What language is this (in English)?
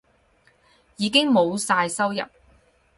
Cantonese